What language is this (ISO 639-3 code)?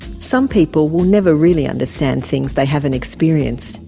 eng